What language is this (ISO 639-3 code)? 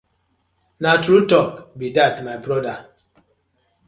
pcm